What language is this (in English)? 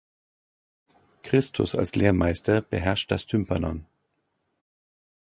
German